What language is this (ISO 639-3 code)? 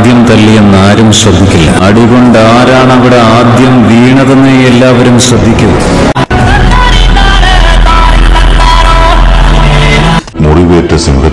ind